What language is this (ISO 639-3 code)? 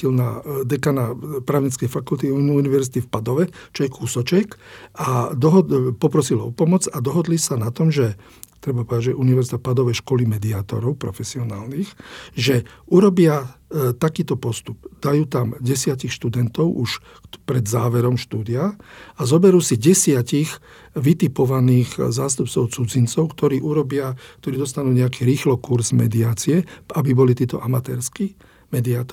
slk